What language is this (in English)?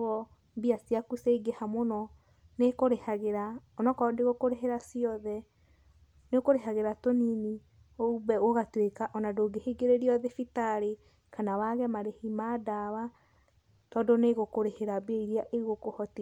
Kikuyu